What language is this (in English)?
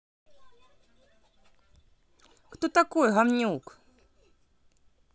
Russian